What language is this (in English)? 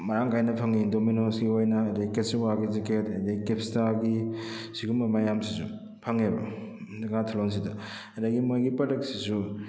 Manipuri